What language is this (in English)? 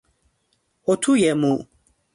Persian